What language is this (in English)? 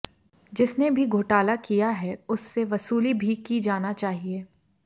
Hindi